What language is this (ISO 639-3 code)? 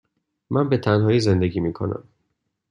fas